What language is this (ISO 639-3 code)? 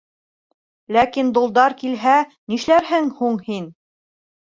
bak